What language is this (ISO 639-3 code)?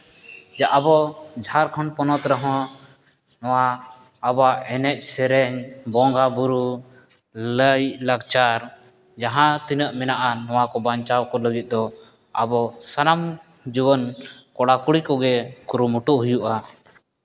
sat